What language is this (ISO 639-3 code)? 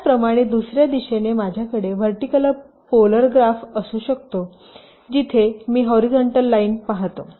mar